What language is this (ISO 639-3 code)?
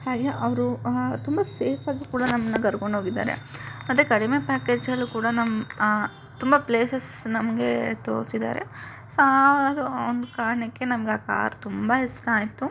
kan